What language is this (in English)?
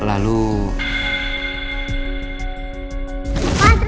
Indonesian